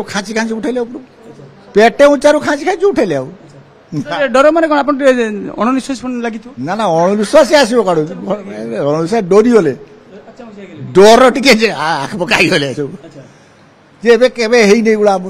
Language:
Bangla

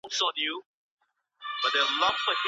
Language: Pashto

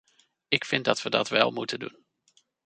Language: Dutch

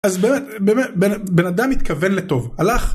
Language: Hebrew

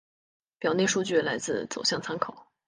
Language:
Chinese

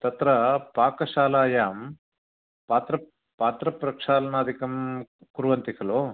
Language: Sanskrit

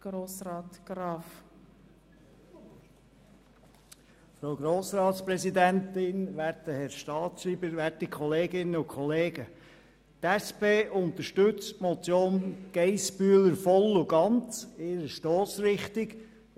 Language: Swiss German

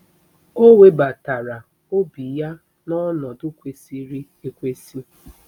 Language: Igbo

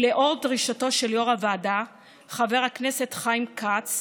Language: Hebrew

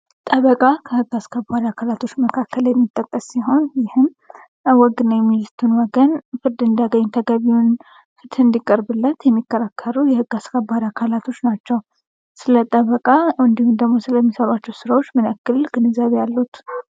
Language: Amharic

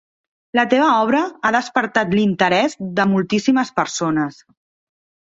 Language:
Catalan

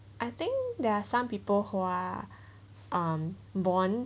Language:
English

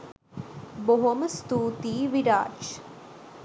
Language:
Sinhala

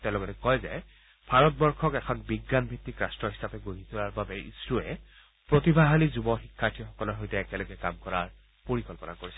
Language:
Assamese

